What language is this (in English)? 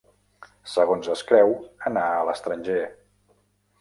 Catalan